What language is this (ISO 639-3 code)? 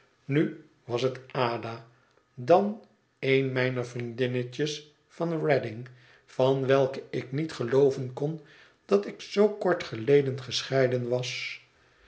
nld